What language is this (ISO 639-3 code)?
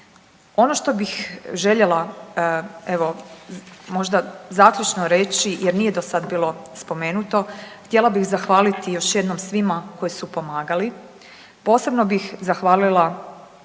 hrv